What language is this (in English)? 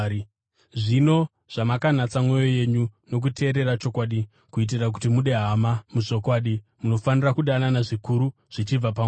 Shona